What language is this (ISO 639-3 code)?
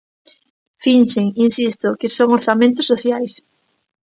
glg